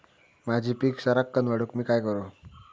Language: Marathi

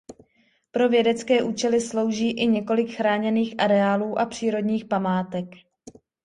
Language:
Czech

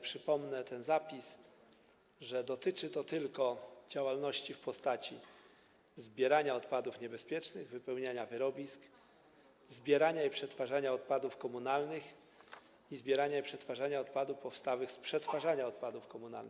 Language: Polish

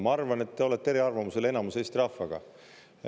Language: Estonian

